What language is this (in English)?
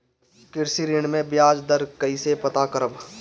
Bhojpuri